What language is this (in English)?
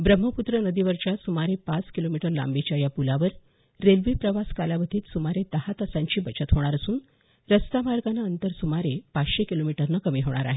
Marathi